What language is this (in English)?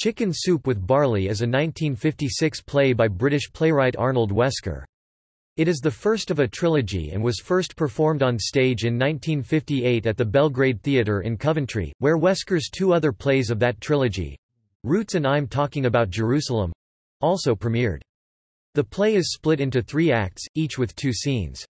English